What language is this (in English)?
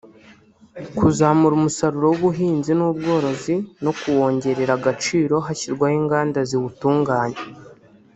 Kinyarwanda